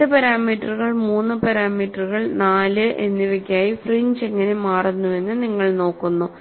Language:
Malayalam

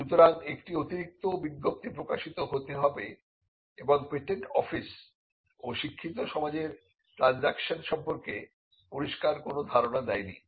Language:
Bangla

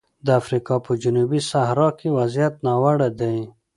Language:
Pashto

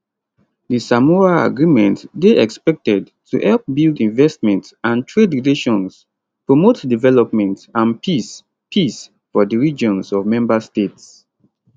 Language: Nigerian Pidgin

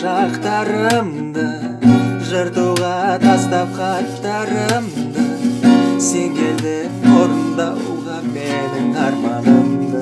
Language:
Kazakh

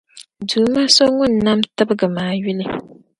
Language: Dagbani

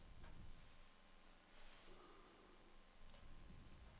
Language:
Norwegian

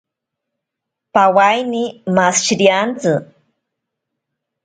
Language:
Ashéninka Perené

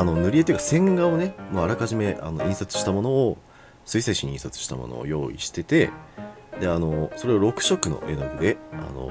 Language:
Japanese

